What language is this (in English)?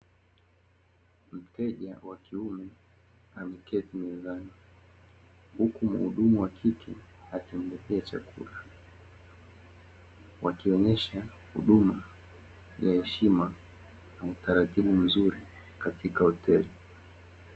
Swahili